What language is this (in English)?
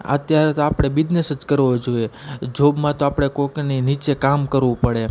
Gujarati